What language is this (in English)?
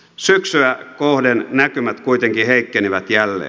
Finnish